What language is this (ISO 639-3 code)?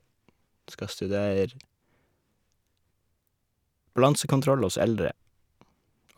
nor